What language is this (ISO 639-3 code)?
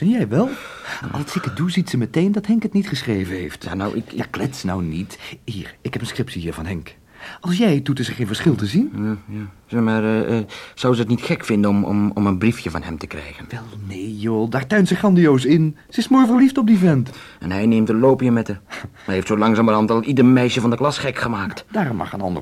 nld